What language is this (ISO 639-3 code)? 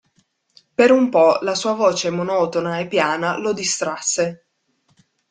ita